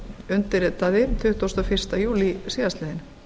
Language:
Icelandic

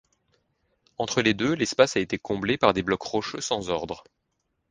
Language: French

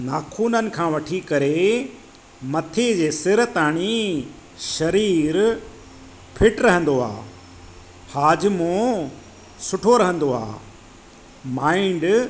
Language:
Sindhi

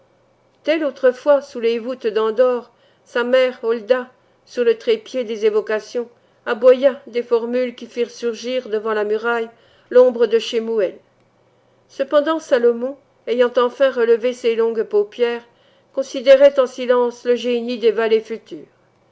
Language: French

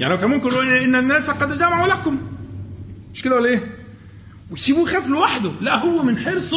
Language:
Arabic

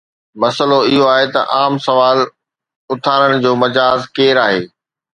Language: Sindhi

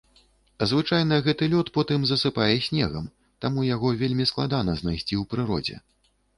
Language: Belarusian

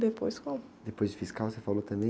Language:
Portuguese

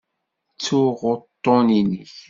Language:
Kabyle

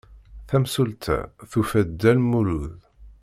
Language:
Kabyle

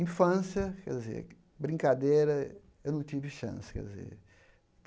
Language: Portuguese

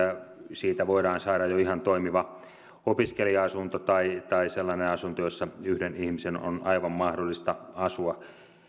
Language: Finnish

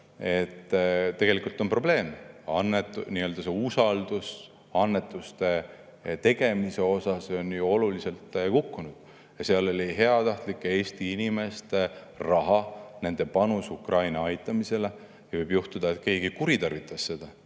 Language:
Estonian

